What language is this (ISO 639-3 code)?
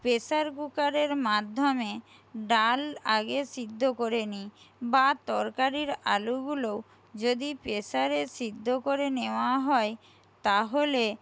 ben